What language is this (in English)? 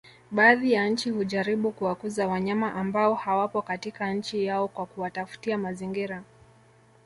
Swahili